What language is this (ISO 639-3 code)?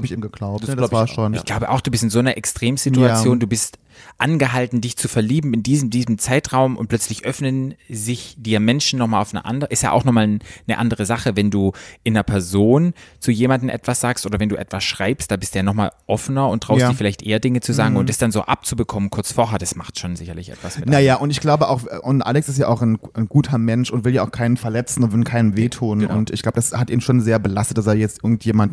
deu